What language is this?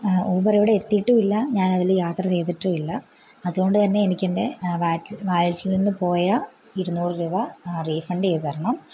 Malayalam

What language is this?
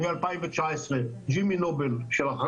Hebrew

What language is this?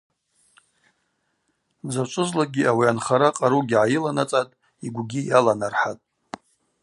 Abaza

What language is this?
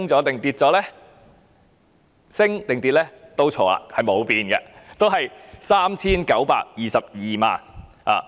Cantonese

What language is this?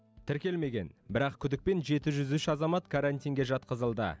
Kazakh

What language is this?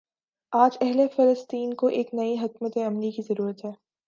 Urdu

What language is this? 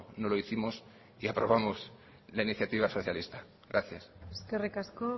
Spanish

